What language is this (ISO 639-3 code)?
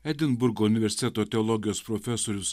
lit